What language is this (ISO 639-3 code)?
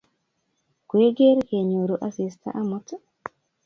kln